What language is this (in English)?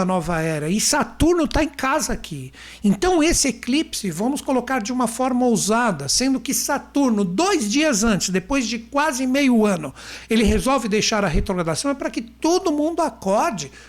Portuguese